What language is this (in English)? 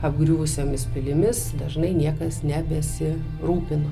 Lithuanian